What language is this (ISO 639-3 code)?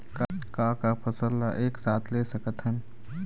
hne